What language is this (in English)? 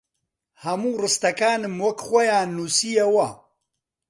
Central Kurdish